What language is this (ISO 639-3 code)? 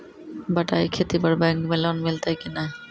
mai